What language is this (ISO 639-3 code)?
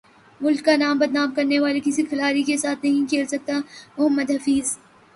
urd